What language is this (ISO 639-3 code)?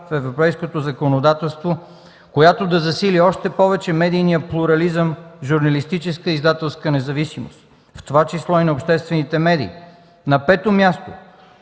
bul